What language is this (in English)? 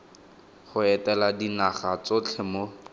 Tswana